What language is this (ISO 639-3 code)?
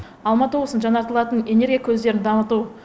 kaz